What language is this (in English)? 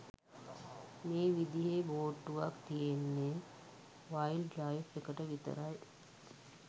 Sinhala